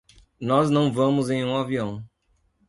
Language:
Portuguese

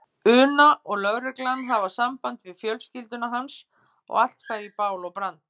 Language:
Icelandic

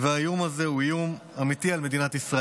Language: Hebrew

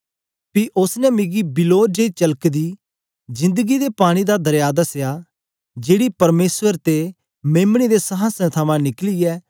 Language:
Dogri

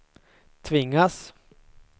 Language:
Swedish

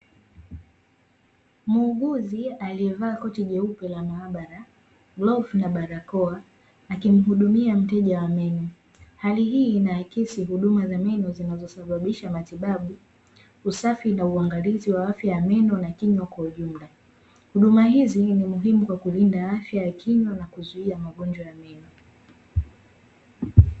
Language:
Swahili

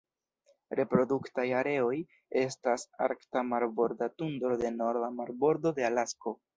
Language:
Esperanto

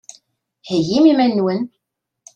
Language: Kabyle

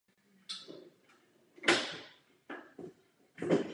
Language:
Czech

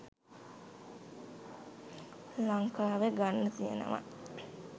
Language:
Sinhala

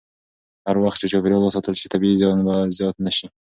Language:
Pashto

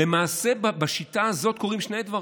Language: Hebrew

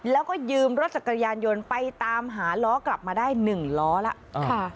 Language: Thai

